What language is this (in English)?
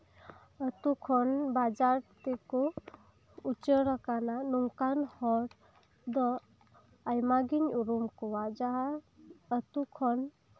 Santali